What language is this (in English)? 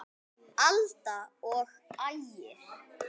Icelandic